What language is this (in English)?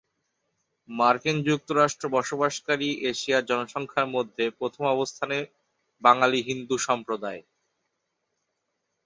Bangla